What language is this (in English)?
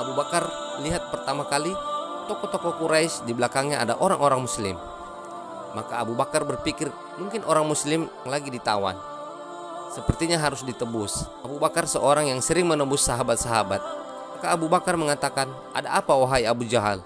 Indonesian